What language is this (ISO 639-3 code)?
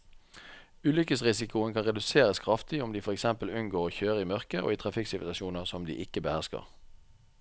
nor